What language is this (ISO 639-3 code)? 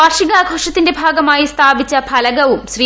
mal